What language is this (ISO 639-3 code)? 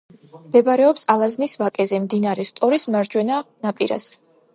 kat